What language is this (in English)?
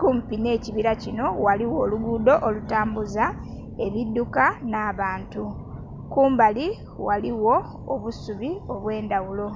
Soga